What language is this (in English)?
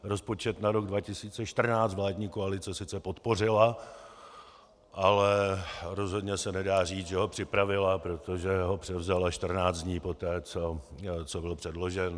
Czech